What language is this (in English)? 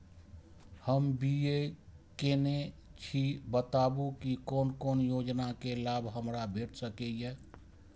Maithili